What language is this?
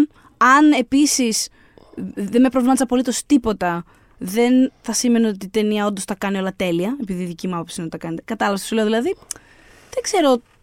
Greek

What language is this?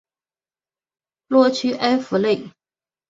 Chinese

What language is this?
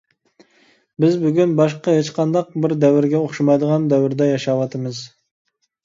Uyghur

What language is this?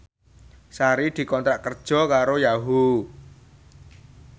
Javanese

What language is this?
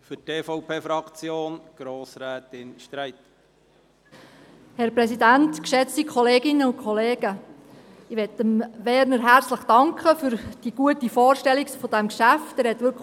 Swiss German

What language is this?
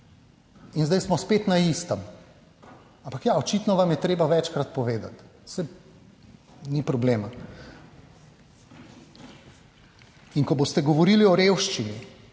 Slovenian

